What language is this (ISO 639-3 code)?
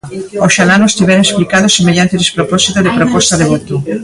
glg